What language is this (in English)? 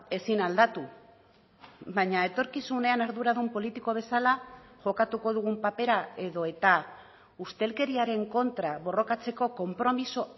Basque